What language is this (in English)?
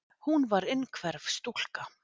Icelandic